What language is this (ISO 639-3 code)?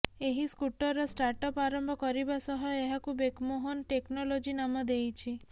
ori